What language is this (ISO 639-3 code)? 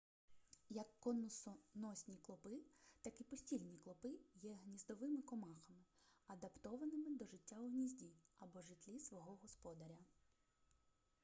ukr